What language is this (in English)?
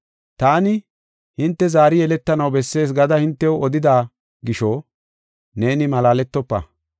Gofa